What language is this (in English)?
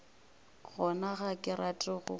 Northern Sotho